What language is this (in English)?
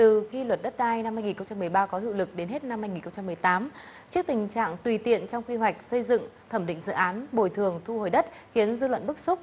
Vietnamese